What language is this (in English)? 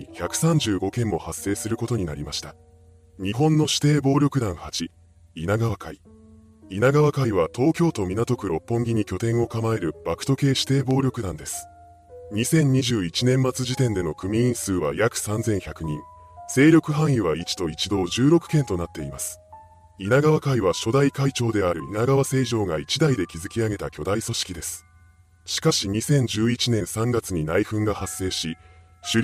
Japanese